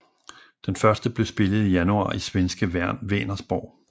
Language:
Danish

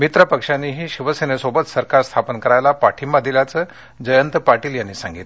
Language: Marathi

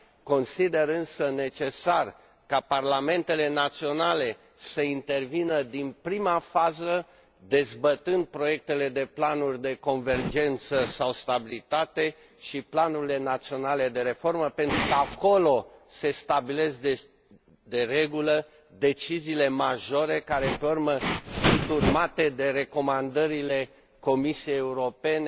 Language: Romanian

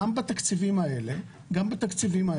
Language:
Hebrew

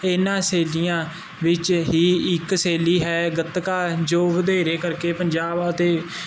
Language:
Punjabi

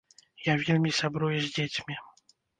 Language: Belarusian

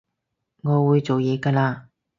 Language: Cantonese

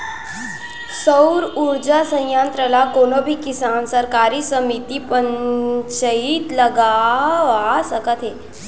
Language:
Chhattisgarhi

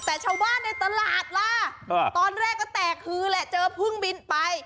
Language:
Thai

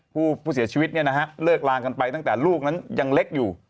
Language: Thai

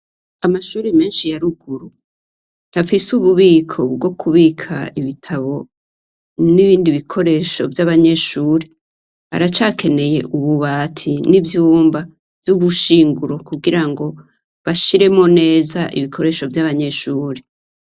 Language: Rundi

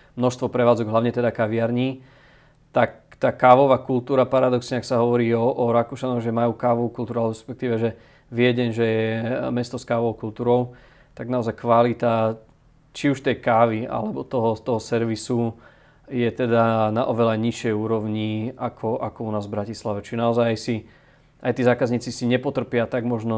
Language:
Slovak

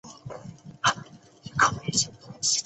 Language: Chinese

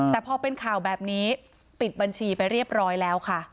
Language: Thai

